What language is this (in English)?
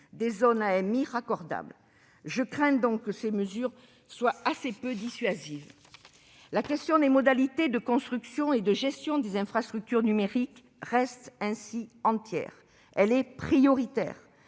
French